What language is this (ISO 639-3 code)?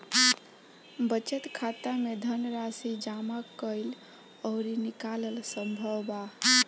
bho